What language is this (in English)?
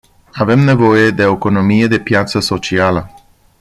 Romanian